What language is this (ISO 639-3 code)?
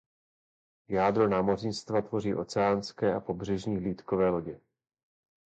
ces